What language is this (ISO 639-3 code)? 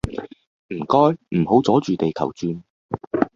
yue